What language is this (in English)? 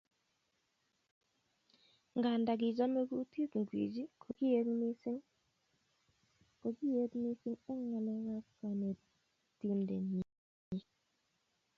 Kalenjin